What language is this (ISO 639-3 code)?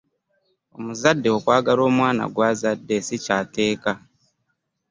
lug